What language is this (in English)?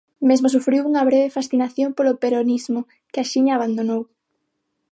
Galician